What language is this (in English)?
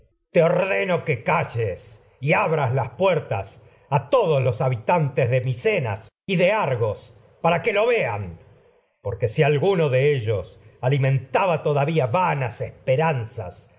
Spanish